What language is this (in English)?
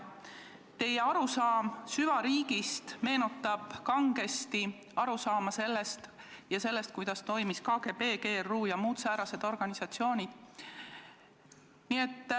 Estonian